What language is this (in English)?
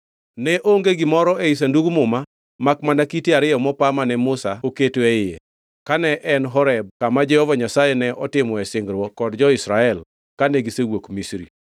Luo (Kenya and Tanzania)